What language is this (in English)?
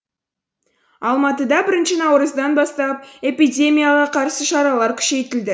Kazakh